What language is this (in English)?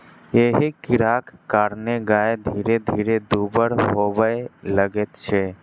Maithili